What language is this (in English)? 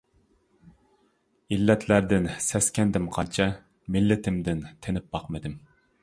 Uyghur